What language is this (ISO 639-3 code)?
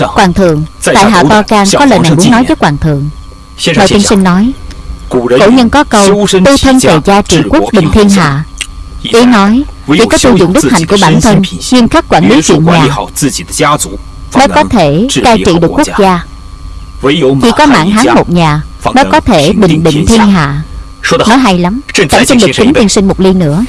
vie